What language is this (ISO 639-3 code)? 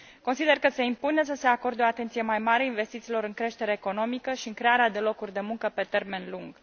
ron